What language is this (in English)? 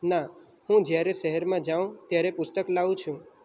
Gujarati